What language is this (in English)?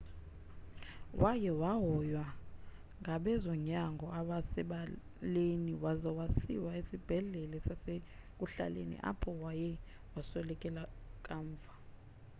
Xhosa